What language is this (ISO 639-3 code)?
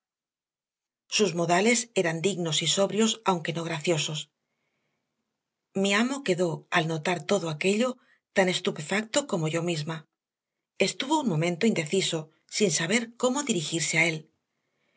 spa